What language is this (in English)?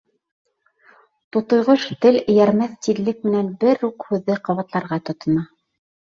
Bashkir